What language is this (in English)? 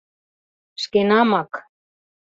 Mari